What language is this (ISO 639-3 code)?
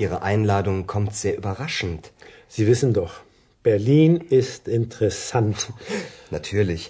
hrv